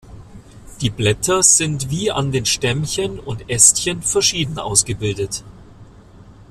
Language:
German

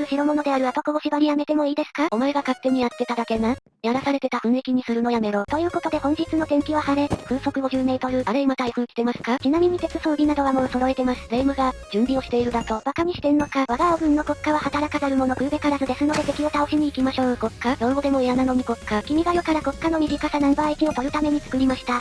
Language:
Japanese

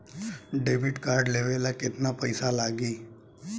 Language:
Bhojpuri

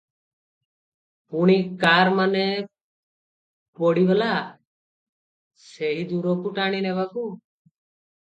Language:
Odia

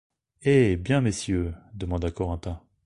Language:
French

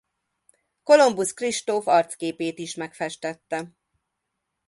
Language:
Hungarian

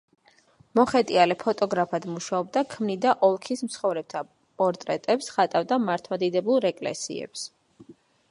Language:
Georgian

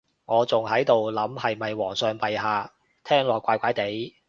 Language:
Cantonese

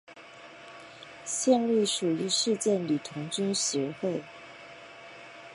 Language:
Chinese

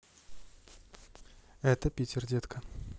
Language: Russian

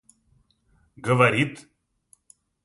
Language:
Russian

